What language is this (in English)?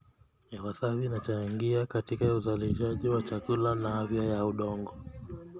Kalenjin